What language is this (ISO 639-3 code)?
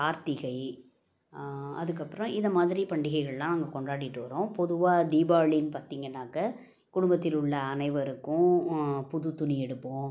tam